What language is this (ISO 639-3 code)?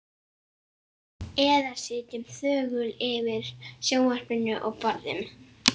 isl